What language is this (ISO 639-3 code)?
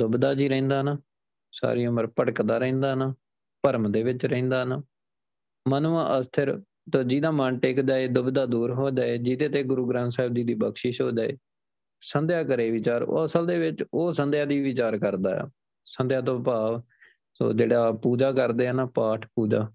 pan